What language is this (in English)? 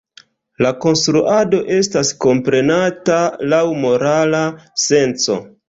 Esperanto